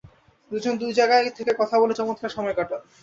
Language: Bangla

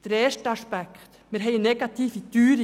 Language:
Swiss German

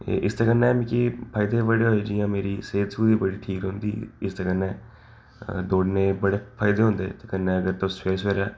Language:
Dogri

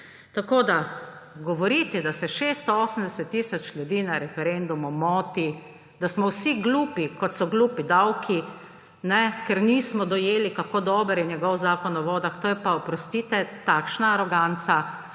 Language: Slovenian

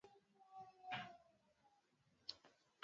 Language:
Swahili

